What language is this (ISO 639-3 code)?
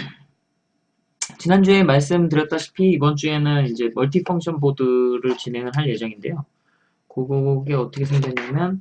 kor